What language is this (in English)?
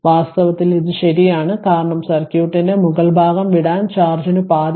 Malayalam